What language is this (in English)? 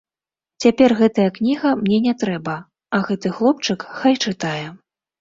Belarusian